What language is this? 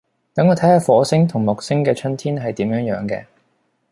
Cantonese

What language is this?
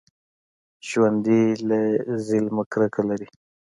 Pashto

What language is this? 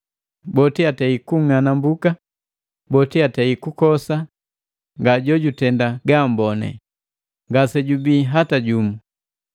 Matengo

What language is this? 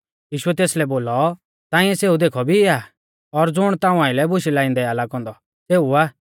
Mahasu Pahari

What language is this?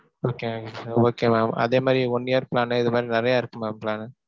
Tamil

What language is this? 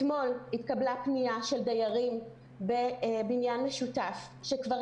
Hebrew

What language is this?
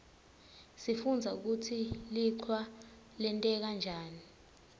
Swati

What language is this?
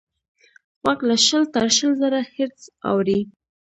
Pashto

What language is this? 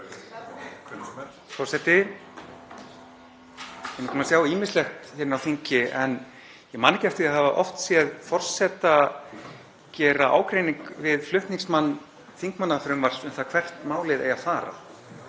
Icelandic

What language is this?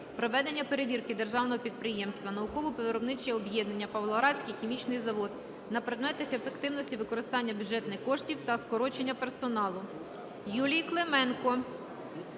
Ukrainian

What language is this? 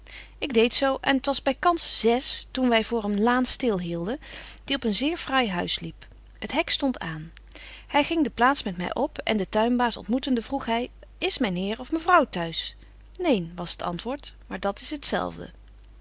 Dutch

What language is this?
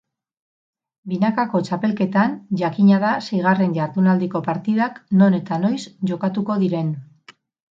Basque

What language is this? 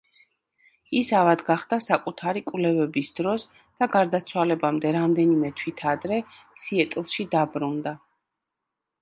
Georgian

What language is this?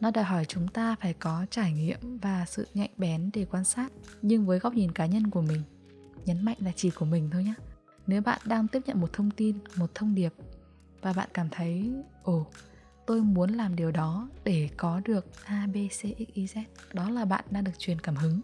Vietnamese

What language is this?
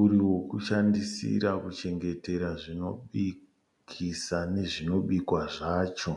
Shona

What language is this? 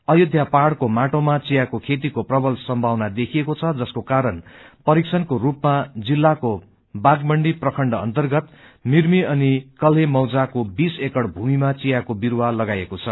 Nepali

